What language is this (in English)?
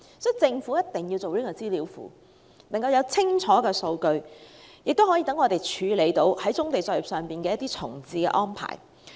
Cantonese